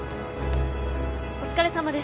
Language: Japanese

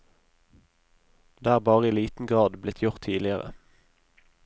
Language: Norwegian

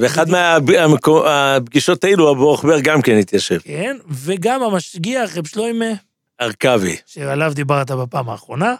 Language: Hebrew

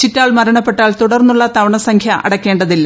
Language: Malayalam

